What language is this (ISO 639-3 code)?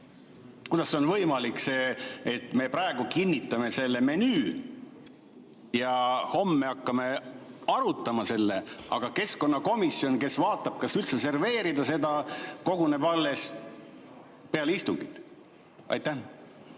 est